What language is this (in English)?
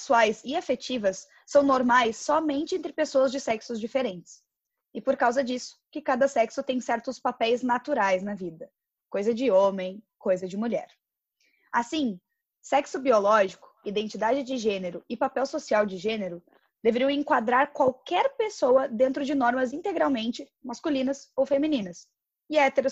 Portuguese